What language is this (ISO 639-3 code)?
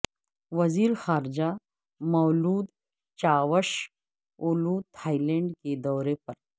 urd